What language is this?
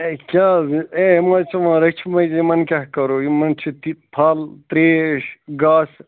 Kashmiri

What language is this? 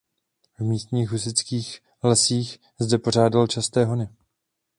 Czech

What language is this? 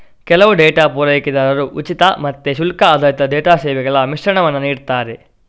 Kannada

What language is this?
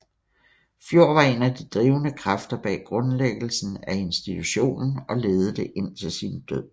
Danish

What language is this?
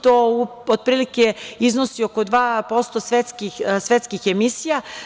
Serbian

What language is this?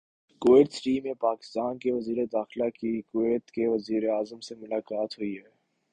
Urdu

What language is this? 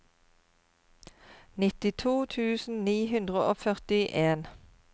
Norwegian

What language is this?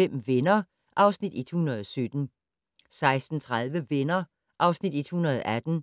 Danish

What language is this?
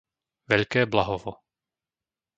Slovak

